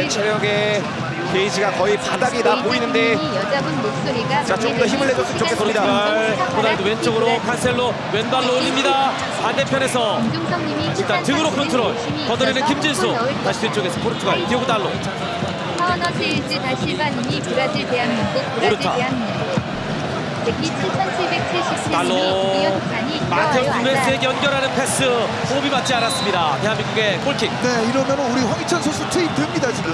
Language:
Korean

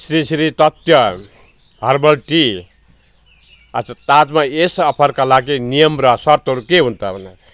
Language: Nepali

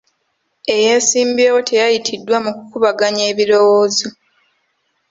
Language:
Ganda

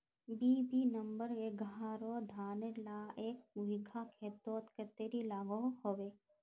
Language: Magahi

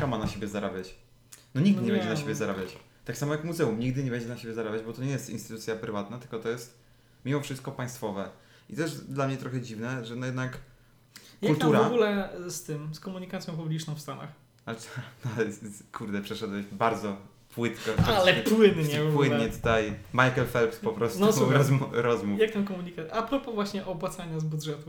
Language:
Polish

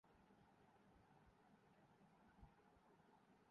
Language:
Urdu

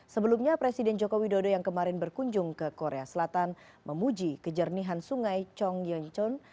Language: Indonesian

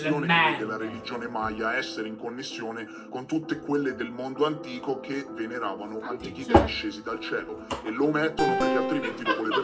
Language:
Italian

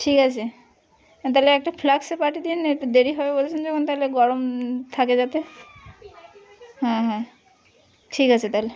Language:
Bangla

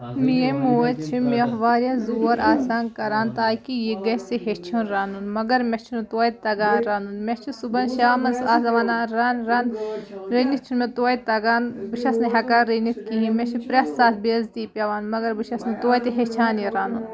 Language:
Kashmiri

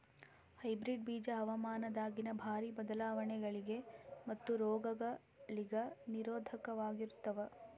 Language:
Kannada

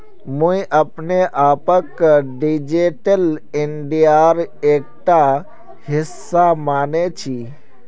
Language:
Magahi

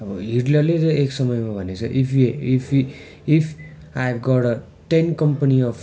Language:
Nepali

